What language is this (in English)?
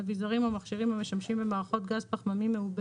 Hebrew